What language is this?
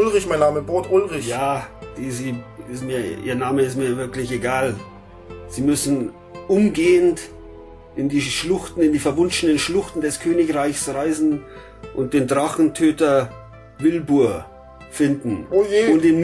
German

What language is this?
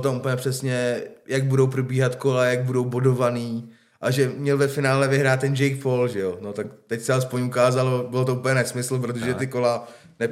Czech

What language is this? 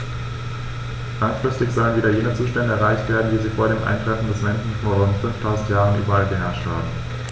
German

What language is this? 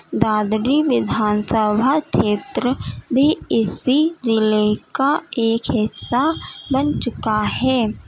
Urdu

